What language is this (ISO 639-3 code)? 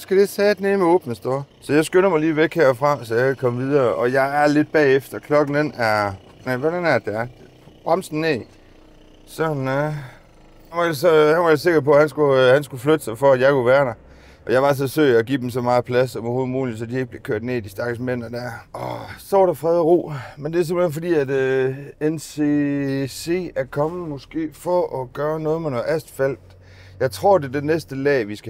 dan